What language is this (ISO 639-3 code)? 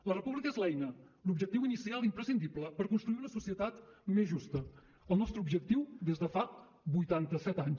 cat